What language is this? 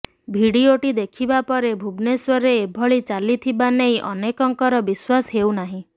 Odia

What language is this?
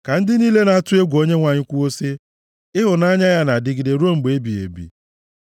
Igbo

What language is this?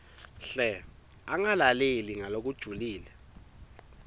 Swati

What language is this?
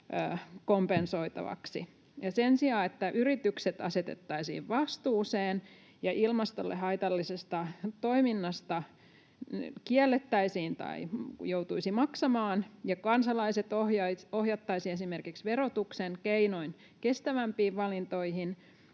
Finnish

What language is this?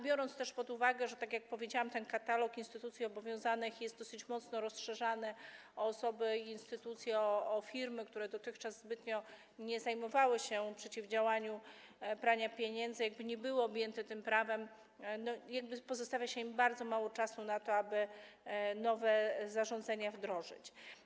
Polish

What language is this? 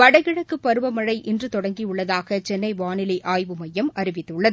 Tamil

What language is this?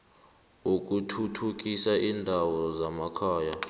South Ndebele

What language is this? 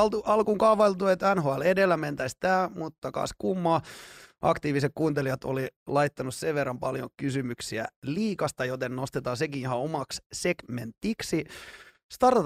Finnish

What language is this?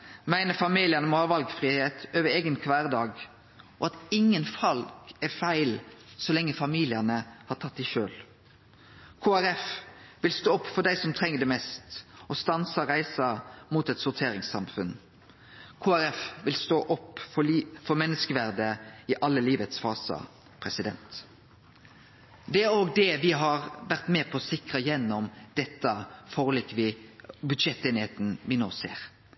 Norwegian Nynorsk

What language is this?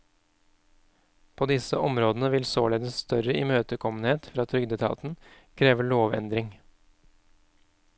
Norwegian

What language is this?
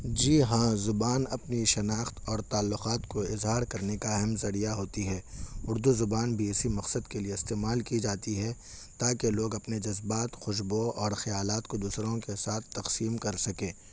Urdu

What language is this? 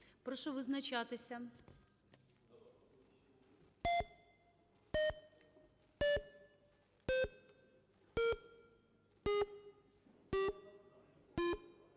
Ukrainian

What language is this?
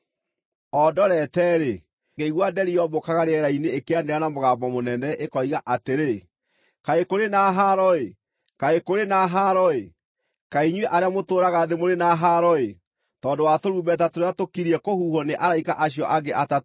Kikuyu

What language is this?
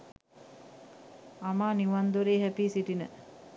Sinhala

